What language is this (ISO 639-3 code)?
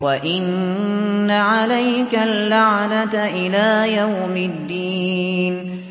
ara